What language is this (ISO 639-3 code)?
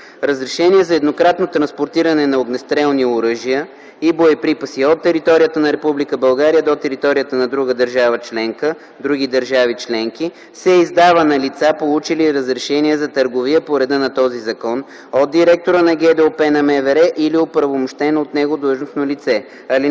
bul